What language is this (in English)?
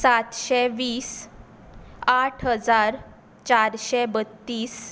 Konkani